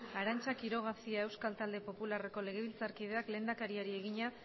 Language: Basque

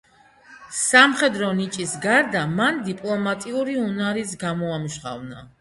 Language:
Georgian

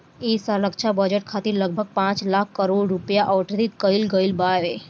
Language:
Bhojpuri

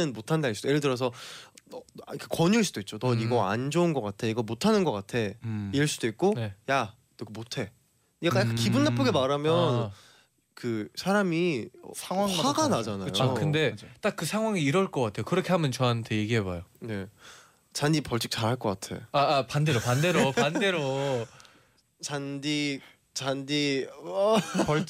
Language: Korean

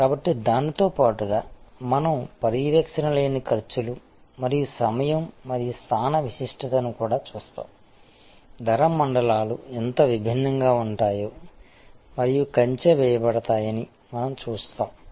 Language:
Telugu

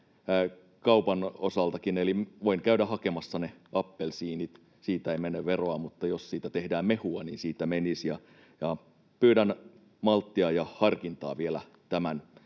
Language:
Finnish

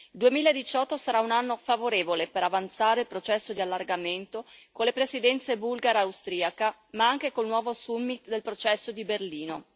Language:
Italian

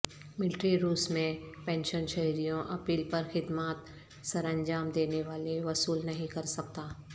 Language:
Urdu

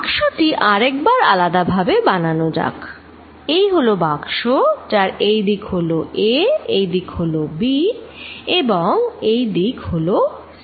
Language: Bangla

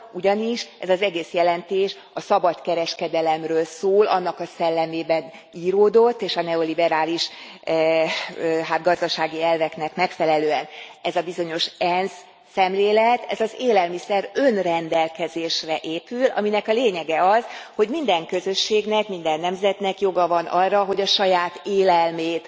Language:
Hungarian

